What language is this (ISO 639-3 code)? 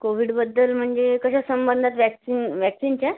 mar